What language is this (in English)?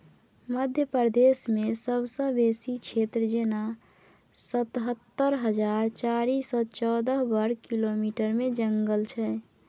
Maithili